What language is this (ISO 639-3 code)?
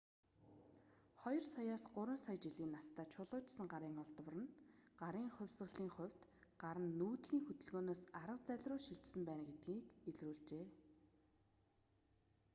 mon